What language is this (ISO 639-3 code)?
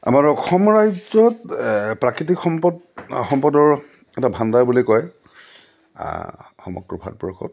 asm